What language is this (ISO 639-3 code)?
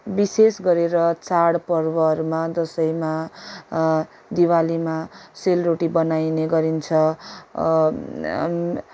nep